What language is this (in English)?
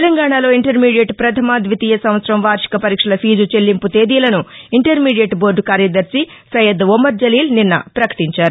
Telugu